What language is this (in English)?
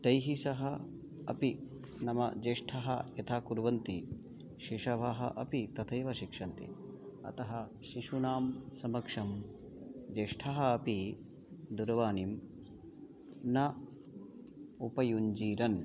Sanskrit